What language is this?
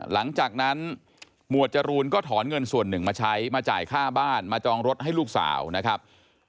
Thai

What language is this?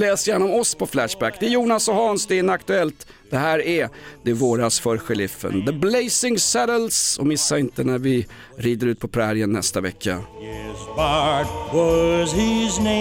Swedish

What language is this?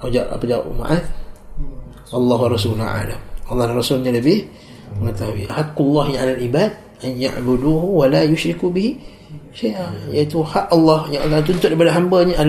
Malay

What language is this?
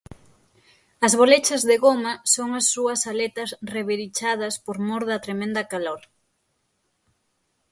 Galician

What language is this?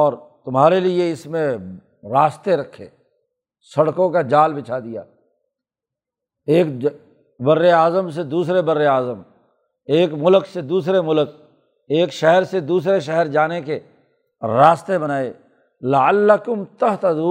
Urdu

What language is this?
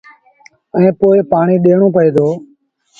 Sindhi Bhil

